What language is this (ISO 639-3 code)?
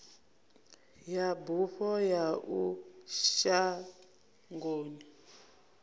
ven